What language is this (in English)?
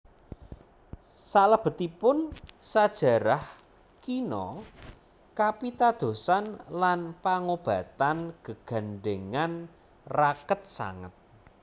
Javanese